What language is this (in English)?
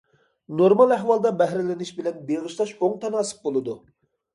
Uyghur